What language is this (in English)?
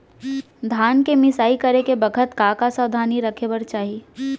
Chhattisgarhi